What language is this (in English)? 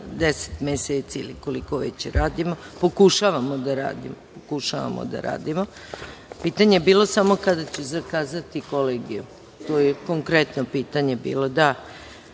Serbian